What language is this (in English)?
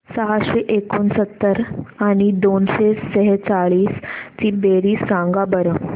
Marathi